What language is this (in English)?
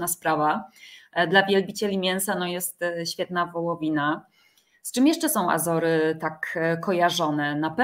Polish